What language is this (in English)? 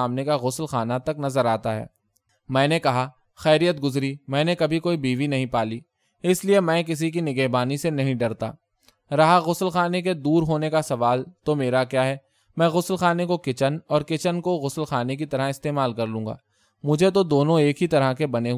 Urdu